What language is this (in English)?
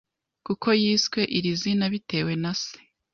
Kinyarwanda